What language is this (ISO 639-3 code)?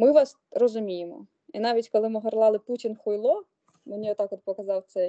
ukr